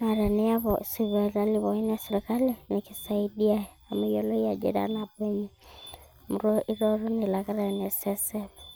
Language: Masai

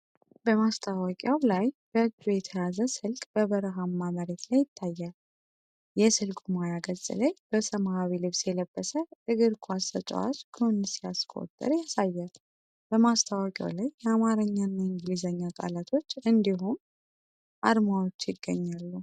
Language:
Amharic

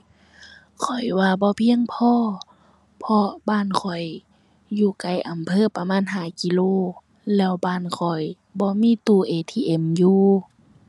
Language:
Thai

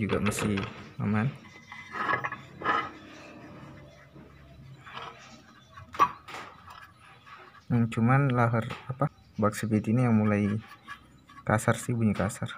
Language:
Indonesian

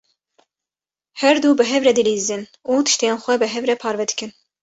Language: Kurdish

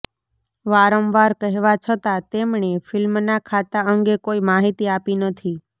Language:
Gujarati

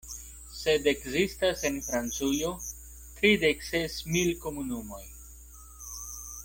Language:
Esperanto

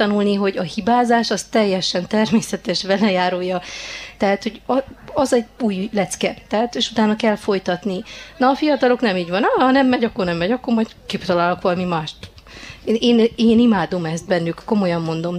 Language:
Hungarian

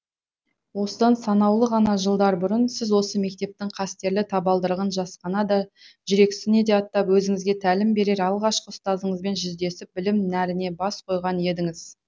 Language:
Kazakh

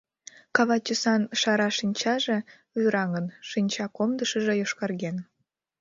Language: Mari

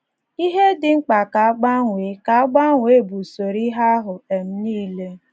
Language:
Igbo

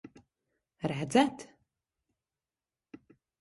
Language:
Latvian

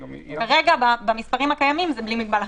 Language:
Hebrew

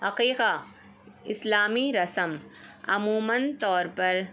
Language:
Urdu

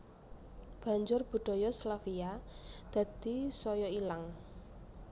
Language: Javanese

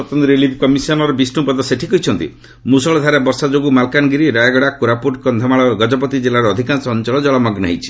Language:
Odia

